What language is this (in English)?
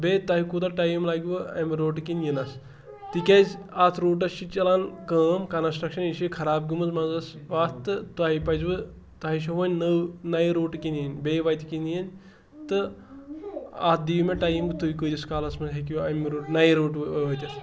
Kashmiri